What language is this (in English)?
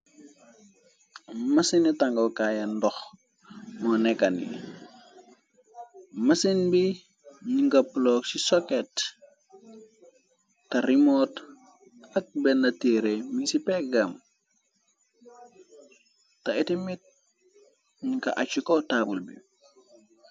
Wolof